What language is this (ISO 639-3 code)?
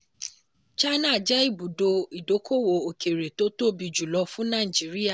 yor